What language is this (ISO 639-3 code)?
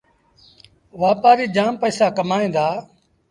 sbn